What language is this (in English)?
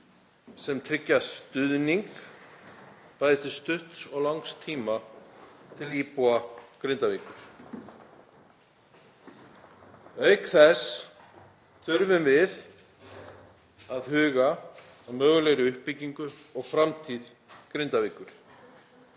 Icelandic